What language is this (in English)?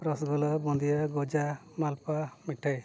Santali